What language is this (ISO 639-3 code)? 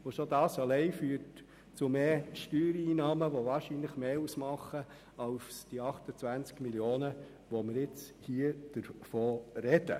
gsw